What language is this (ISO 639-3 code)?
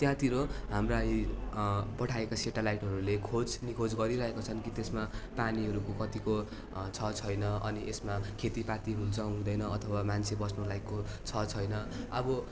nep